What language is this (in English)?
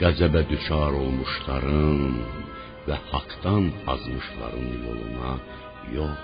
Persian